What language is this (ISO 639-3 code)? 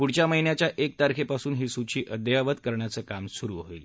mar